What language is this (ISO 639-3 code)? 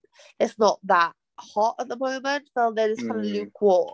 cym